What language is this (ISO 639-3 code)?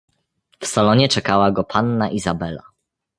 pol